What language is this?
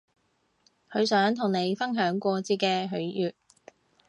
Cantonese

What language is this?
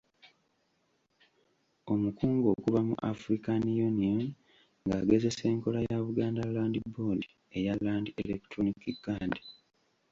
Ganda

